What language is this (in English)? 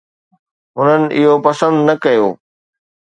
Sindhi